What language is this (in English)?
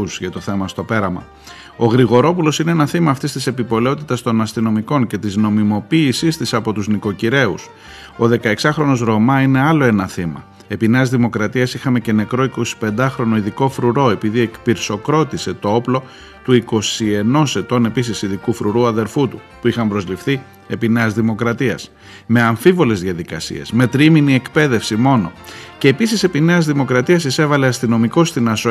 Greek